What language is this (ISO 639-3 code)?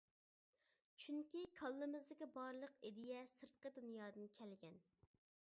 uig